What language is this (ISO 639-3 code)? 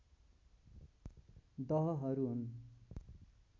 nep